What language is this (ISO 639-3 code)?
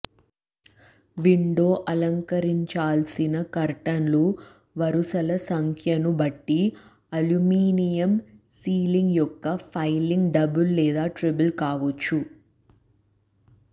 tel